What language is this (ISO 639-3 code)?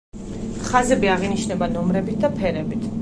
kat